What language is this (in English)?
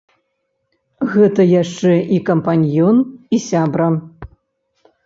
Belarusian